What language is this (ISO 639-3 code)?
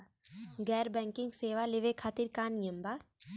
bho